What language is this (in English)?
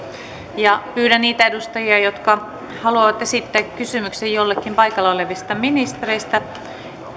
Finnish